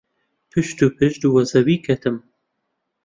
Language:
Central Kurdish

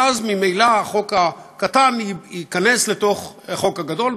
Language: Hebrew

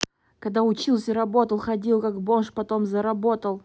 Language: Russian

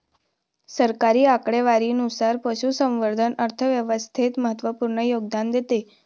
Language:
Marathi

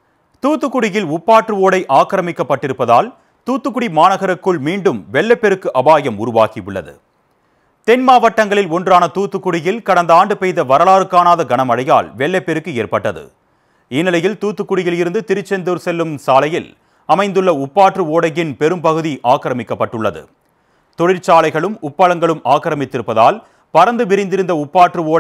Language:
Tamil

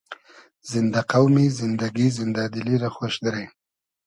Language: Hazaragi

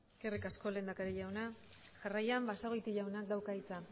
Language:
Basque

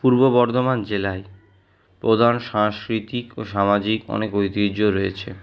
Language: Bangla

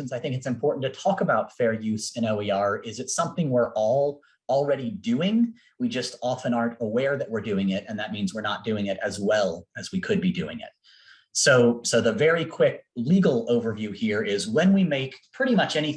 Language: English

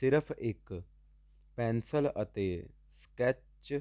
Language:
Punjabi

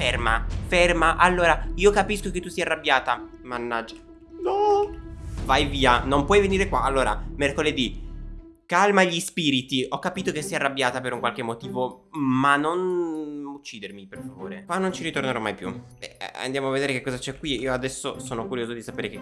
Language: Italian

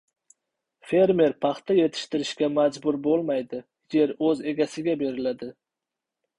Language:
Uzbek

